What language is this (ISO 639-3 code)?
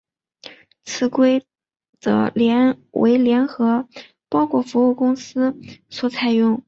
zho